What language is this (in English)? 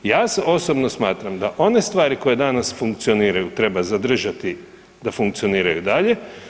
Croatian